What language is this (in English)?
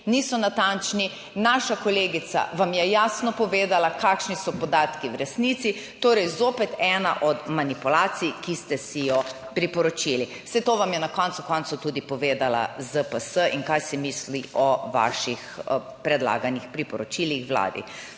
Slovenian